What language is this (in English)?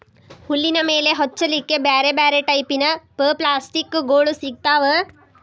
Kannada